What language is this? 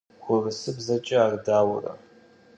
Kabardian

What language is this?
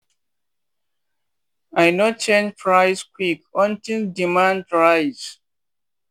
Nigerian Pidgin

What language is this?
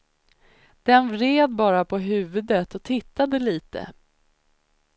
Swedish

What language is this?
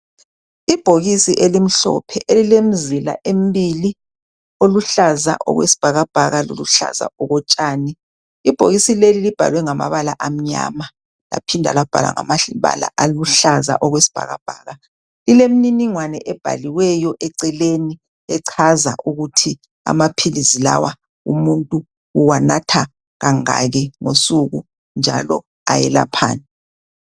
North Ndebele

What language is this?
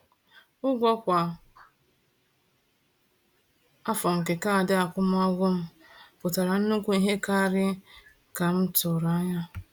Igbo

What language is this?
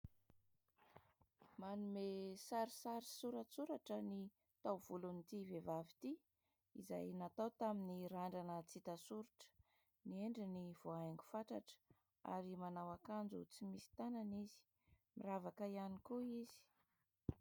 Malagasy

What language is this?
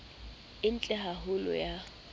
Southern Sotho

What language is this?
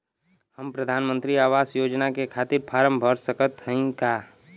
Bhojpuri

